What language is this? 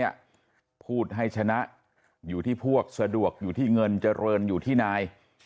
Thai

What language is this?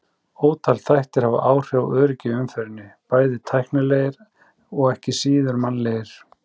Icelandic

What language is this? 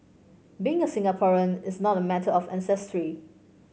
English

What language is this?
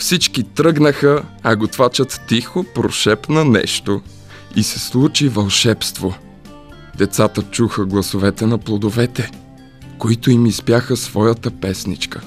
Bulgarian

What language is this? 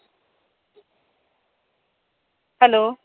Marathi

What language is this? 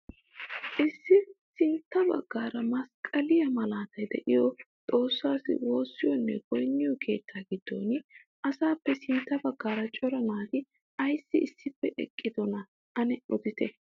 Wolaytta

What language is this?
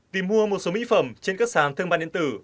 Vietnamese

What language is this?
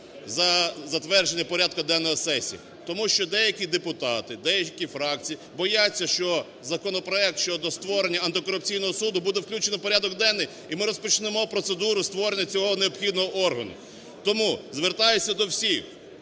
Ukrainian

